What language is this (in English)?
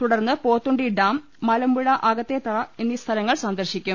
Malayalam